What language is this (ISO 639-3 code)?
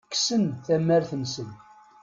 kab